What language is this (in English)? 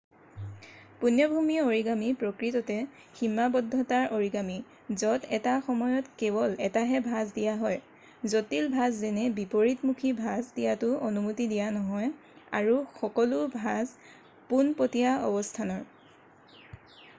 Assamese